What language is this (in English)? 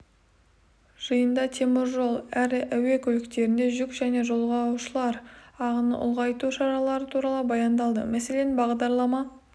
Kazakh